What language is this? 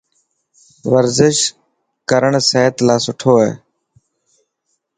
Dhatki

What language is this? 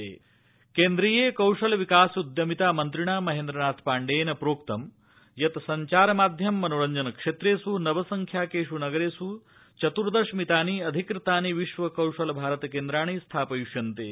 Sanskrit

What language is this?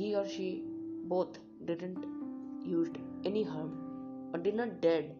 Hindi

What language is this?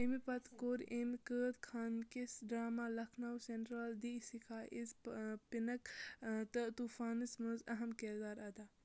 Kashmiri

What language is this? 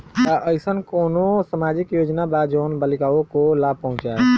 Bhojpuri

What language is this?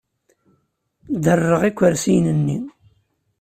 Kabyle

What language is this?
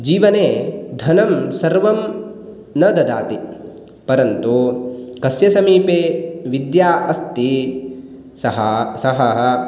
Sanskrit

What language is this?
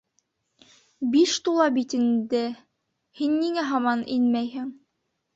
Bashkir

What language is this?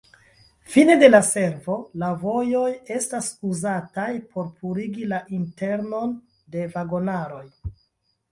Esperanto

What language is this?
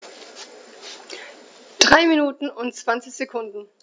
German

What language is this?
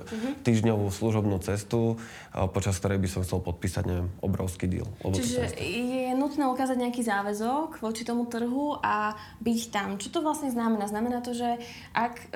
Slovak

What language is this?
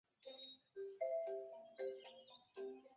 Chinese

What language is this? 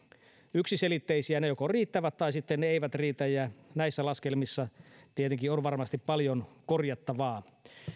Finnish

